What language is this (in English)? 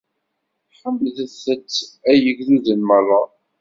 Kabyle